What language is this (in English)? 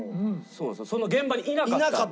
Japanese